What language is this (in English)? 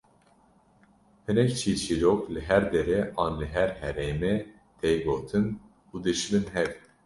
Kurdish